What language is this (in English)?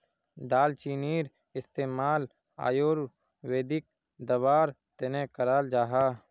Magahi